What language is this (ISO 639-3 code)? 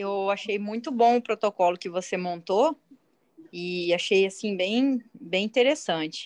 por